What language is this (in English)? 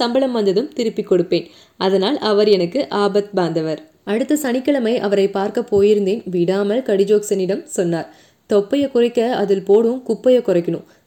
Tamil